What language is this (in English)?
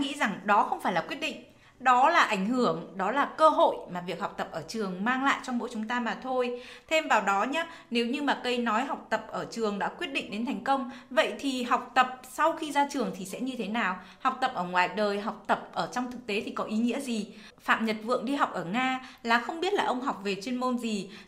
Vietnamese